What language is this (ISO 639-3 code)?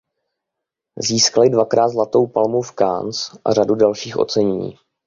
ces